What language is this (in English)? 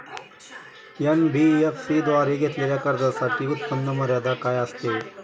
Marathi